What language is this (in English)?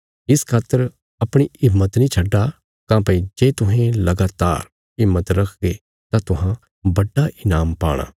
Bilaspuri